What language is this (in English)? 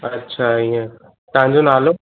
Sindhi